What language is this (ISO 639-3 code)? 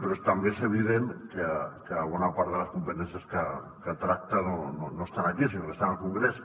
cat